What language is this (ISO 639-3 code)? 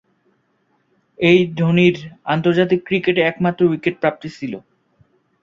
ben